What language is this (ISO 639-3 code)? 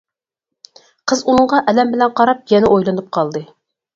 uig